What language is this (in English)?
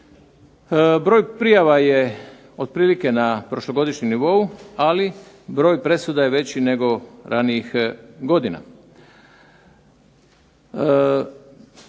Croatian